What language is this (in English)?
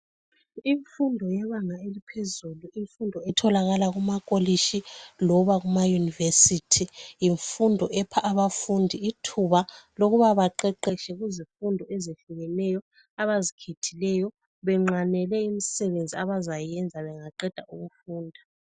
North Ndebele